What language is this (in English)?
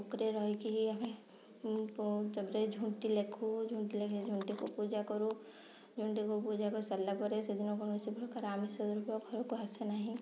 Odia